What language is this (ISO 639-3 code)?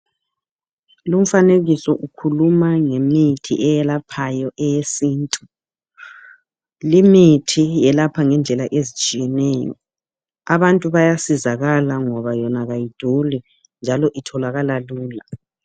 nde